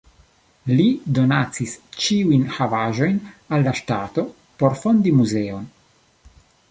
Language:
Esperanto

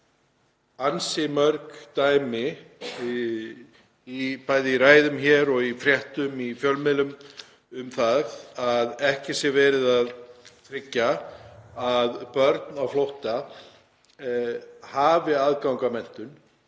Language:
Icelandic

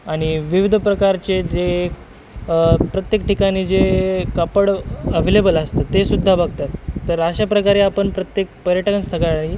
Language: Marathi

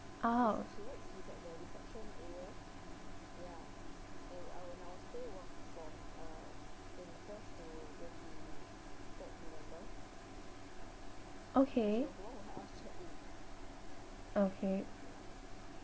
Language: English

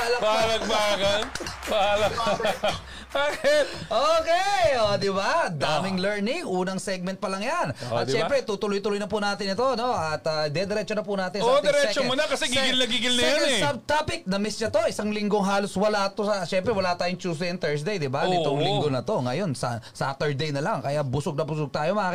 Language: Filipino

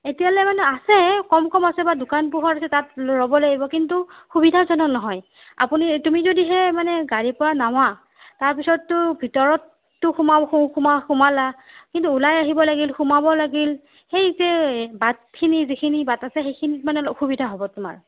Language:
Assamese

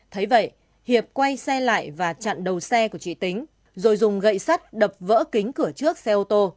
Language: Vietnamese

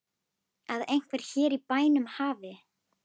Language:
Icelandic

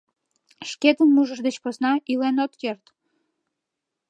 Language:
Mari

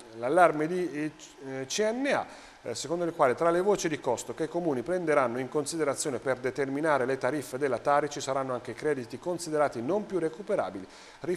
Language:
Italian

